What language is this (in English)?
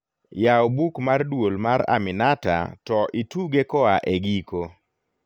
Luo (Kenya and Tanzania)